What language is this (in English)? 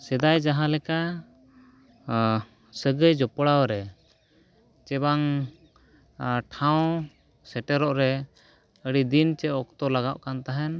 Santali